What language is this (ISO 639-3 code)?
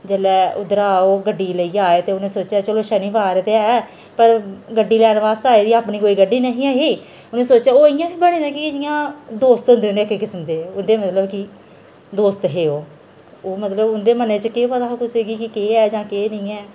doi